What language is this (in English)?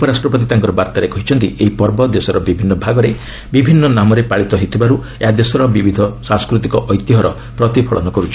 Odia